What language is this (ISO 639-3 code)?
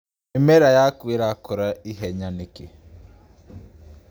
kik